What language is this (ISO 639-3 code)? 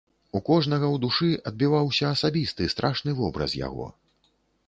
bel